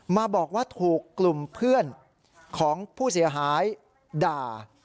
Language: Thai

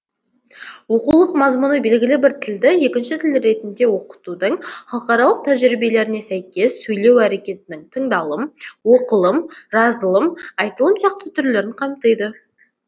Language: Kazakh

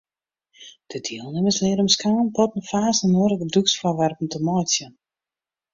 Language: Western Frisian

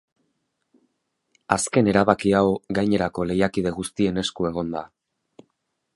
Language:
Basque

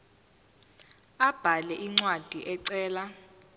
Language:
Zulu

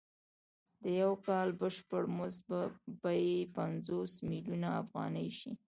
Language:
Pashto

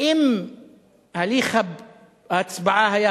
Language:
Hebrew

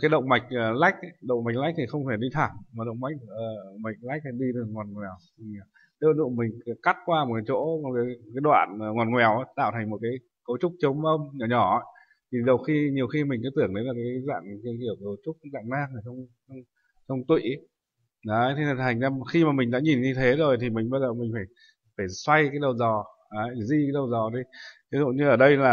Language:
Vietnamese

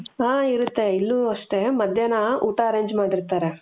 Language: Kannada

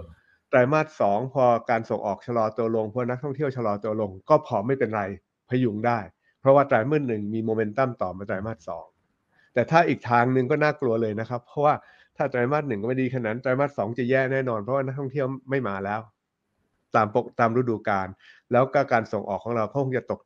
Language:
Thai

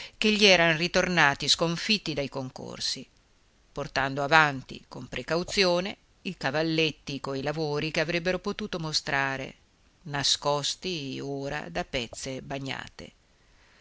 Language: Italian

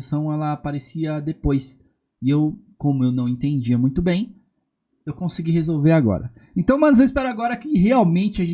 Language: Portuguese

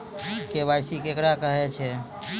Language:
Maithili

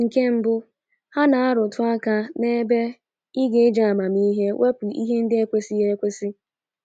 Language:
Igbo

